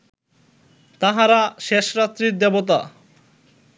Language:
Bangla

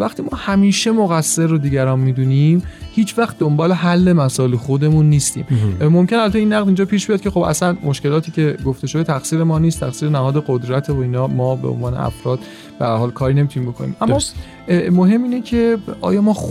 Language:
Persian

